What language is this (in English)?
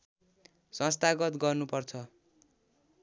Nepali